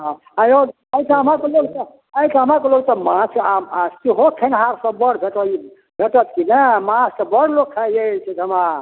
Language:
Maithili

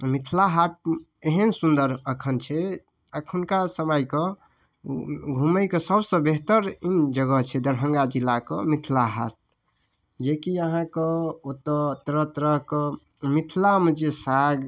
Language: Maithili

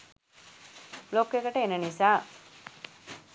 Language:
Sinhala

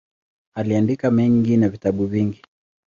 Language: Swahili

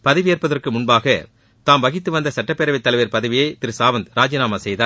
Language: Tamil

